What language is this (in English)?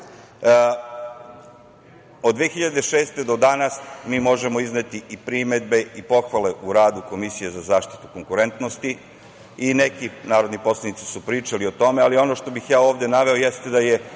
Serbian